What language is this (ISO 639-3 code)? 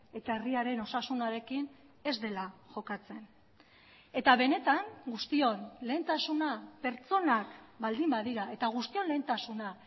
eus